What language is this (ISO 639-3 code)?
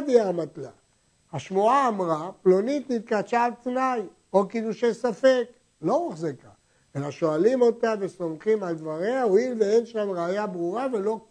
heb